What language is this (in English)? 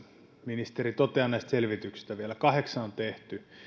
Finnish